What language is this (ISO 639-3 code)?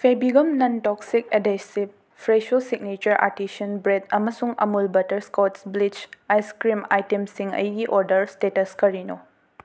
mni